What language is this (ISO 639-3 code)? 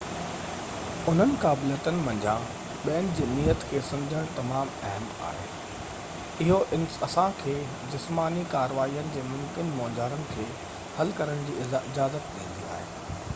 snd